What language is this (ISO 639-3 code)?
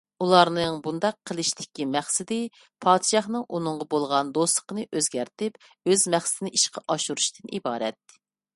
uig